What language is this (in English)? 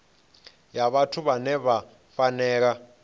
Venda